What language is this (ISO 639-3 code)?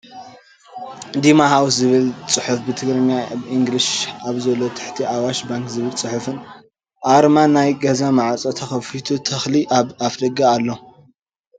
tir